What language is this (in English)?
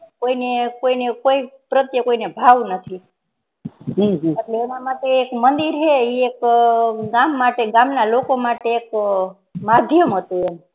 Gujarati